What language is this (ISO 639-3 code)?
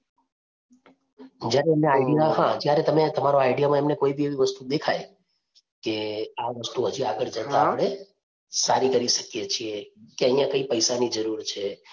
guj